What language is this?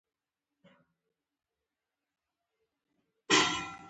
Pashto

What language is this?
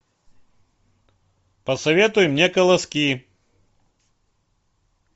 Russian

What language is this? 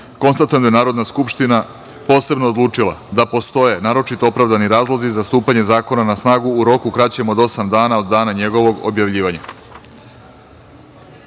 Serbian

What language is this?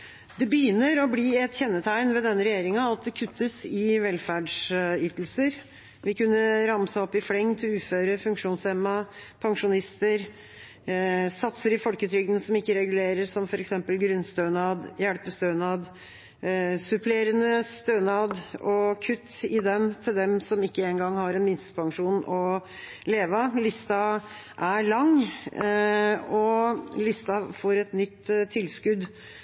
Norwegian Bokmål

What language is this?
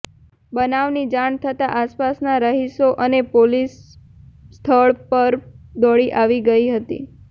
Gujarati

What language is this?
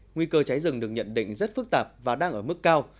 Vietnamese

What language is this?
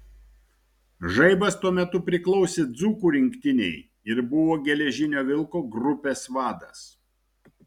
Lithuanian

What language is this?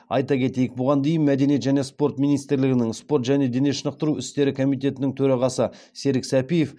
Kazakh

